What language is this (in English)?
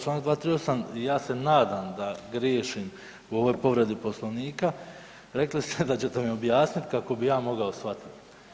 Croatian